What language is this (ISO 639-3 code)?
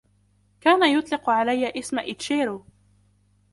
ara